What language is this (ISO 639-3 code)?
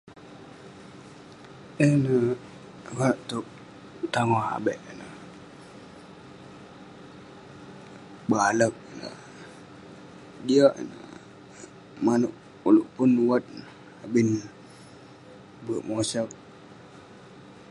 pne